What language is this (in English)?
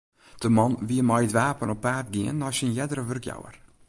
Western Frisian